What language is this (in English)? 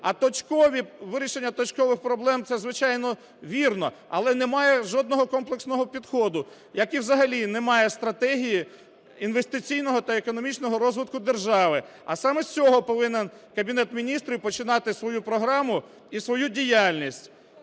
Ukrainian